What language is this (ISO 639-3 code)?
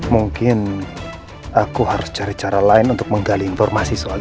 ind